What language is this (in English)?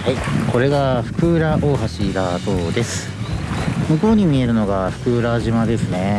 Japanese